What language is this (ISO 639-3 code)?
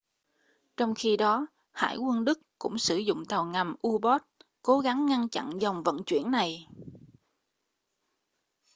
vie